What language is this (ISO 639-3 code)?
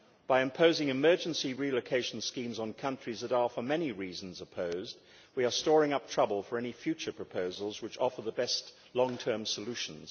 eng